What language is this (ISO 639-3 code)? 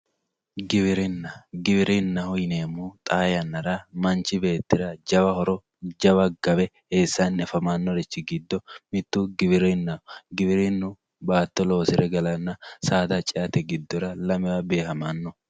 sid